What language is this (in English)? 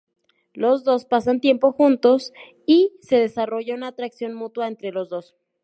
Spanish